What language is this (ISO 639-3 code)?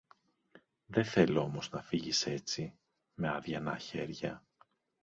ell